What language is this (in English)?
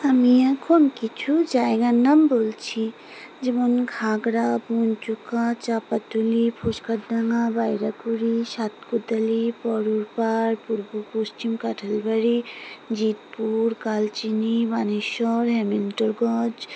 Bangla